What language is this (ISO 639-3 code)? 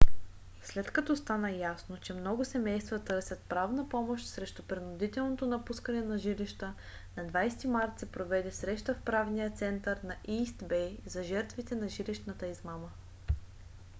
bul